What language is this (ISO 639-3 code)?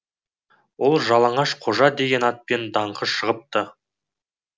kaz